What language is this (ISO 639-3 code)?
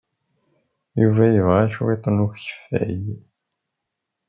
kab